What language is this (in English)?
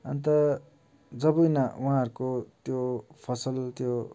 Nepali